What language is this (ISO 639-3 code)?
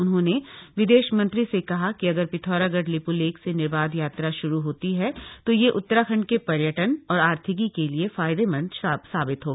hin